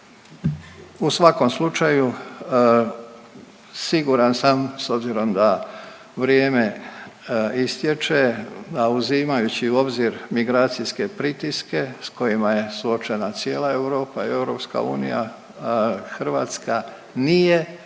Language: Croatian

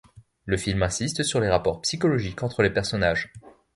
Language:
French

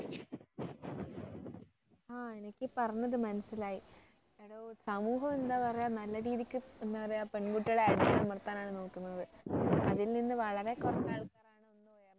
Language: Malayalam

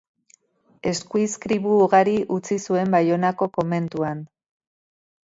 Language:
Basque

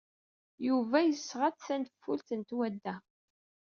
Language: Kabyle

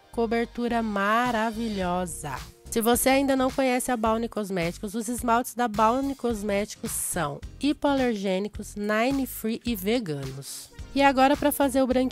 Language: Portuguese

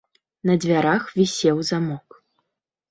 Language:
Belarusian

